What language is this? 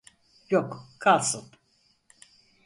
Turkish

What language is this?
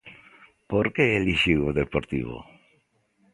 Galician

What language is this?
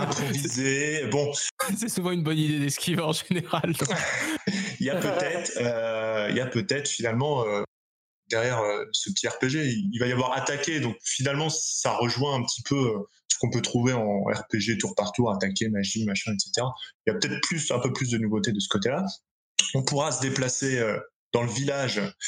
French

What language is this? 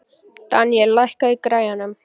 Icelandic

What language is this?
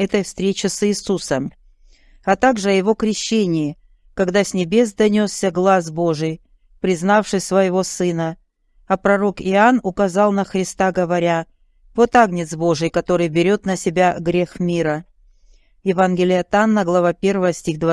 Russian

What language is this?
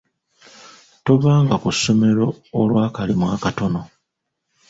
Ganda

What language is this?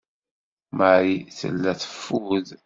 Kabyle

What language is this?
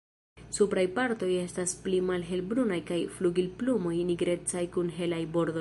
Esperanto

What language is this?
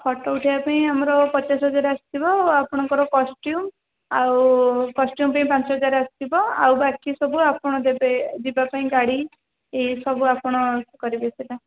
Odia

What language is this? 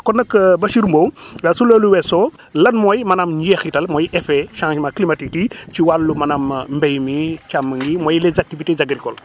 Wolof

